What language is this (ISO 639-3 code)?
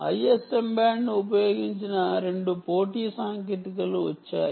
tel